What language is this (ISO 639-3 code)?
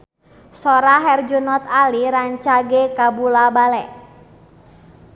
sun